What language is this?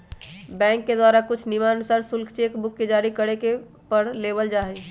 Magahi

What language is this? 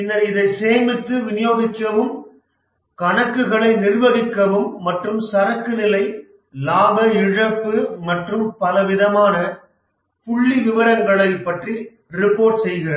Tamil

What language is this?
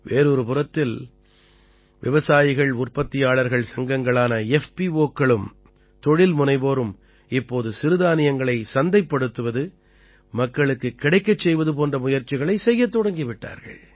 Tamil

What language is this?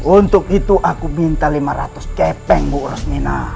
Indonesian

